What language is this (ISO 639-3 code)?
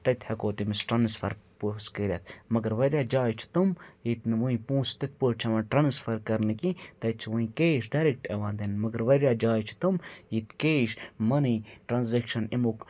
kas